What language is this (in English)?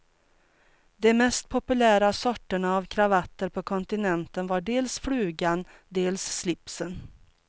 Swedish